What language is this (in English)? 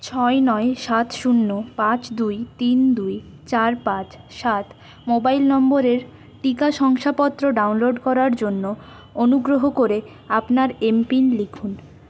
Bangla